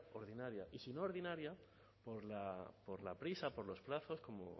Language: Spanish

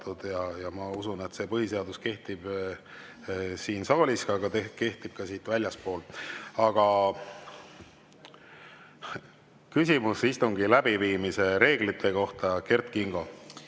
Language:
Estonian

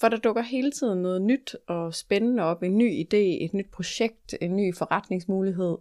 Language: Danish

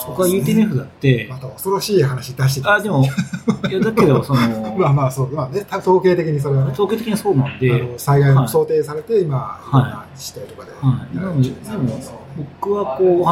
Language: Japanese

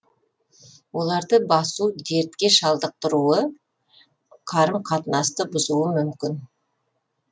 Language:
Kazakh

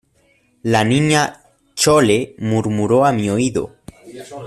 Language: Spanish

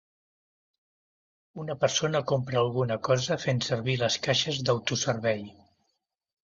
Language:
Catalan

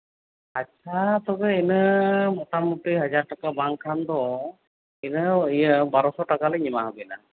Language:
Santali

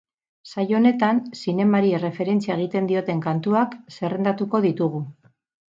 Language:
Basque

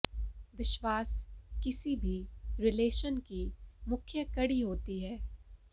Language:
Hindi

